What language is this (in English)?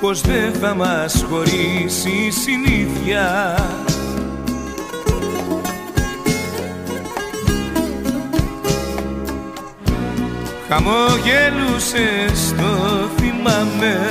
Greek